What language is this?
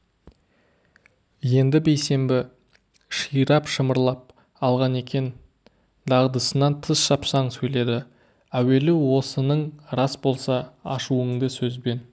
Kazakh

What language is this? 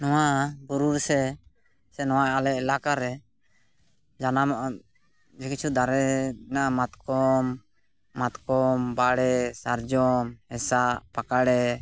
Santali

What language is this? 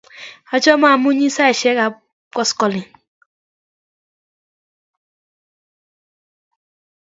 Kalenjin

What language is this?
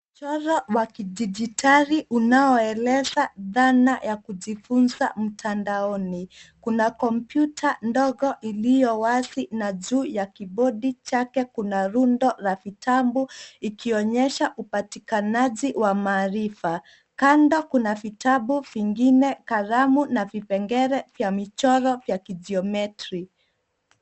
Swahili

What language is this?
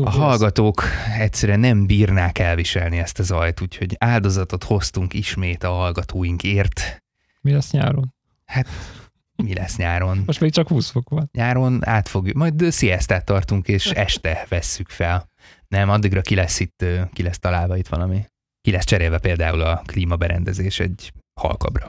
Hungarian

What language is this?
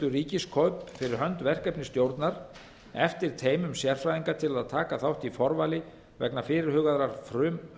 Icelandic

